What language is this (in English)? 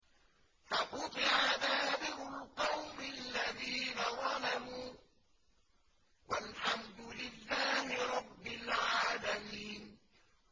Arabic